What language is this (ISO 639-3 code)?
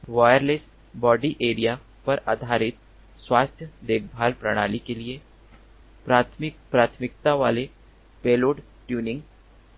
hin